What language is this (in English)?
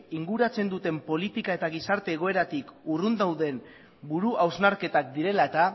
Basque